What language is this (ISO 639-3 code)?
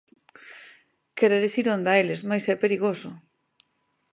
glg